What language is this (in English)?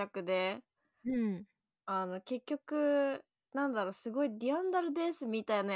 Japanese